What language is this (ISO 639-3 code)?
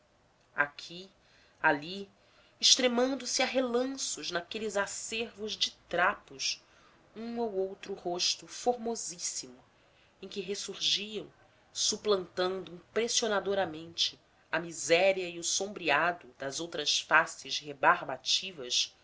por